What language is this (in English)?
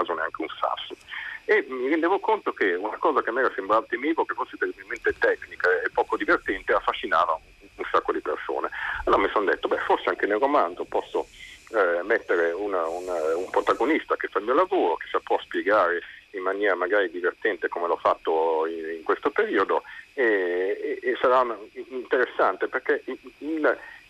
Italian